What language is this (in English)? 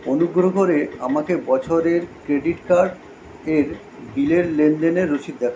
Bangla